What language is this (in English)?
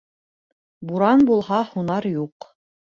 Bashkir